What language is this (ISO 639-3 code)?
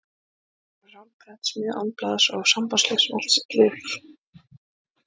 isl